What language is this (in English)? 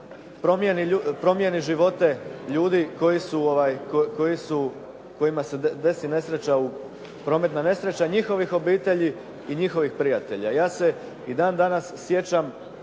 Croatian